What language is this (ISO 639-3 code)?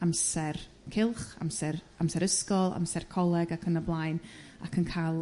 cym